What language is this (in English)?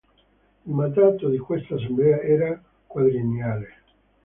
Italian